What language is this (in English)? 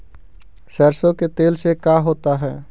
Magahi